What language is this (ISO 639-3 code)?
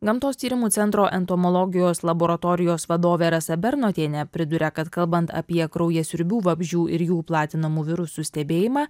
lit